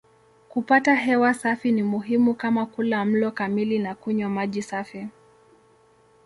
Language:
Swahili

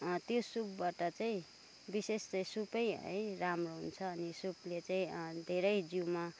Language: Nepali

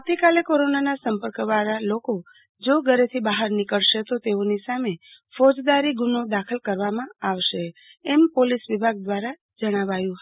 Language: Gujarati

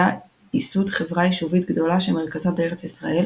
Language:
Hebrew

